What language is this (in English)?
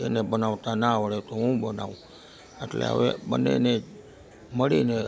Gujarati